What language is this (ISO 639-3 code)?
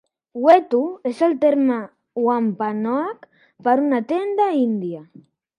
cat